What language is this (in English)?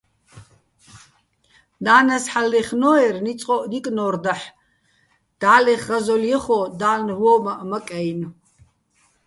Bats